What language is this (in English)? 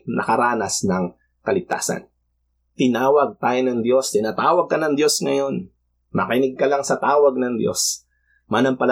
Filipino